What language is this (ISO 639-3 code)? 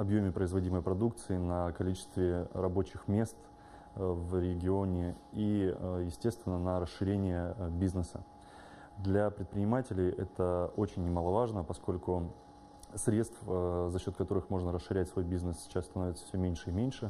rus